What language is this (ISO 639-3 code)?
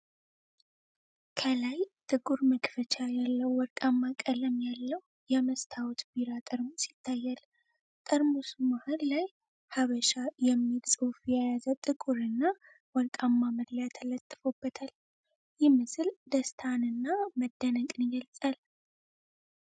amh